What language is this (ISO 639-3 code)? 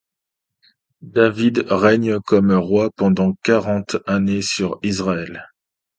fra